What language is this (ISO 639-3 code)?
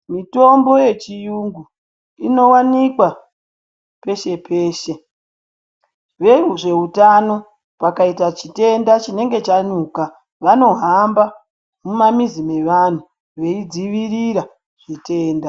ndc